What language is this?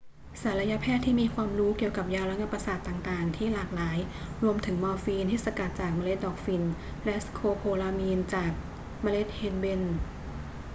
Thai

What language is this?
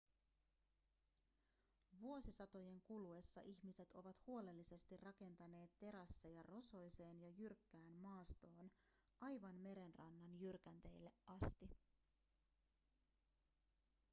Finnish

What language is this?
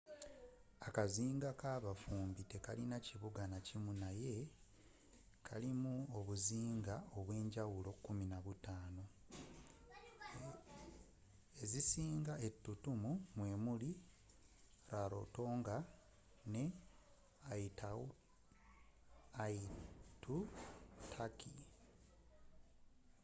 Ganda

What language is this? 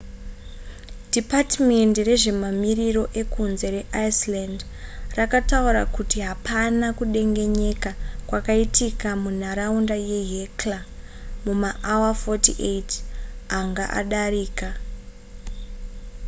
Shona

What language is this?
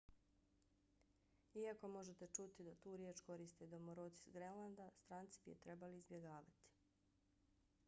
Bosnian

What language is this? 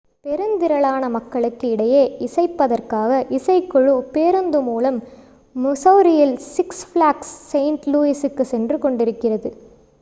Tamil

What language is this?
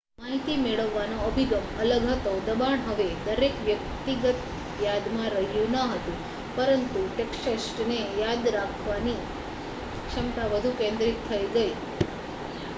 Gujarati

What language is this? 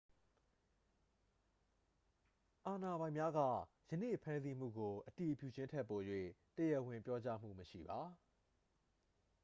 Burmese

